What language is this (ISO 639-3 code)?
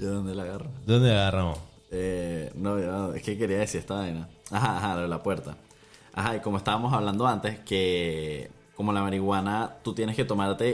spa